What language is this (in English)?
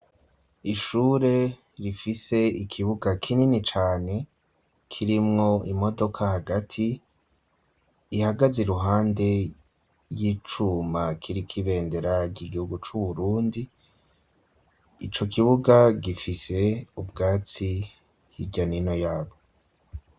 Rundi